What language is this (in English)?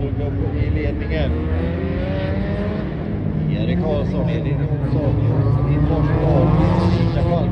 Swedish